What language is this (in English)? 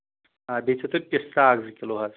Kashmiri